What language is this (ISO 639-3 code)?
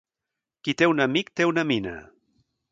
cat